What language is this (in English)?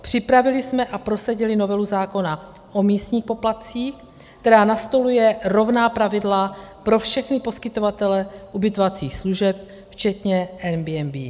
Czech